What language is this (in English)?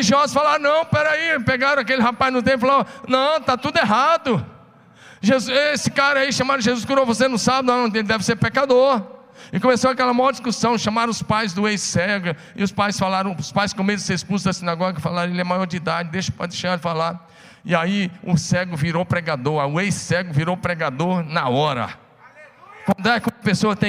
Portuguese